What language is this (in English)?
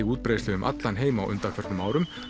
Icelandic